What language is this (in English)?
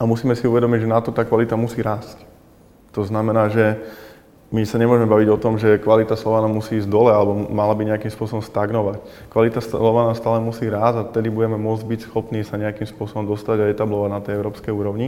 Slovak